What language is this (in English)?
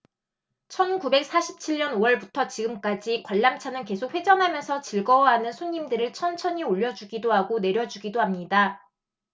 Korean